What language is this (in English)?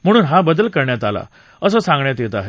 Marathi